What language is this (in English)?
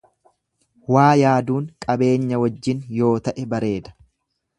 Oromo